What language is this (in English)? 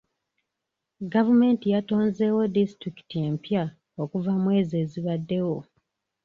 Ganda